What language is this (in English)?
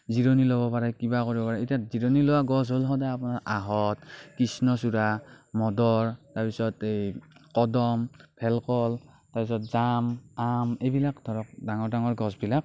Assamese